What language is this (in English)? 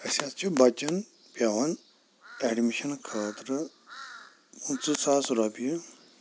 Kashmiri